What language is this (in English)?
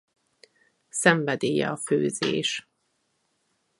Hungarian